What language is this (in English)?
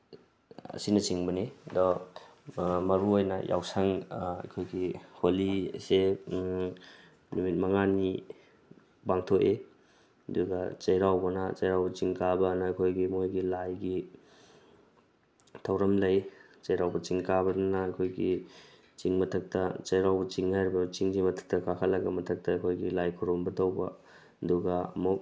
Manipuri